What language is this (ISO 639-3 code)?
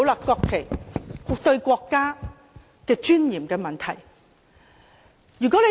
yue